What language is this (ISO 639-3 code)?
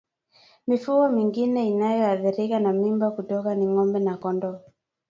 swa